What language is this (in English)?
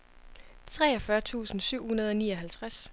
Danish